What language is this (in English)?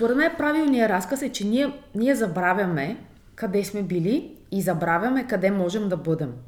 Bulgarian